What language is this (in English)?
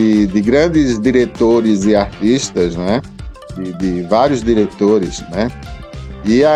Portuguese